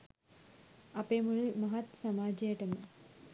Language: Sinhala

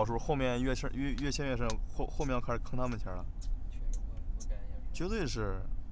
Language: Chinese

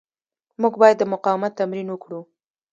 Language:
Pashto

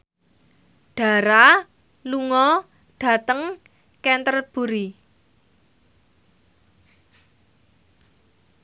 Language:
Javanese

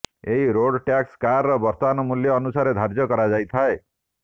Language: Odia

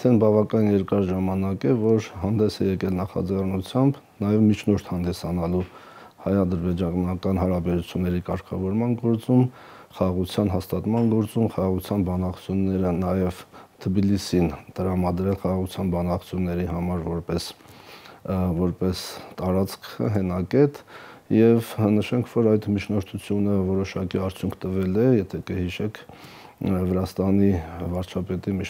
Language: Romanian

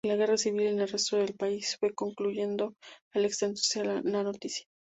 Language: Spanish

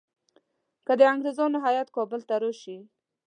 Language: Pashto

